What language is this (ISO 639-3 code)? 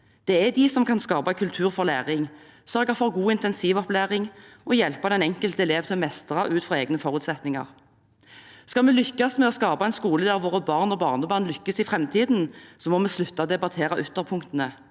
nor